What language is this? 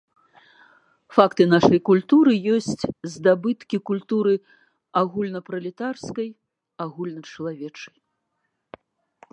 Belarusian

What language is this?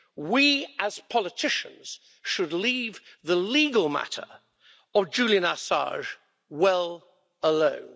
English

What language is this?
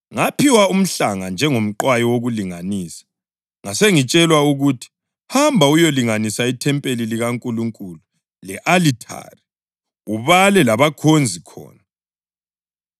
North Ndebele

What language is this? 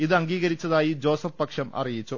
Malayalam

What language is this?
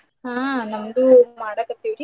Kannada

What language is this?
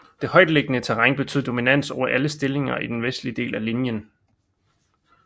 Danish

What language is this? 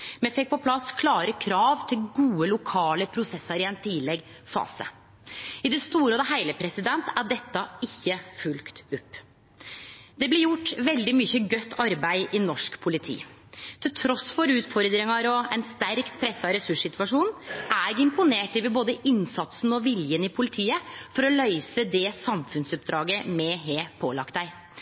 Norwegian Nynorsk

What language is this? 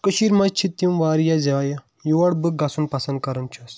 Kashmiri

